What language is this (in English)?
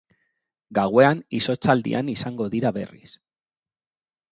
Basque